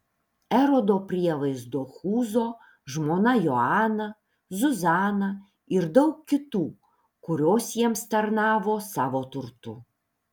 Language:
Lithuanian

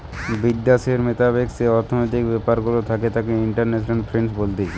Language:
Bangla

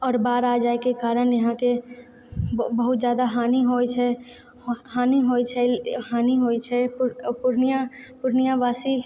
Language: Maithili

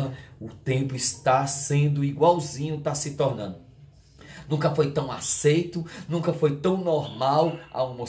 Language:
Portuguese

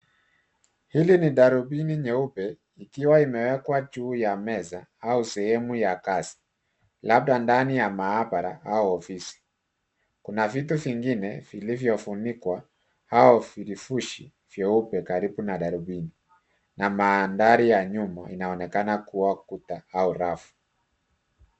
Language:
Swahili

